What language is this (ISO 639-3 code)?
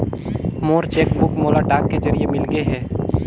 hne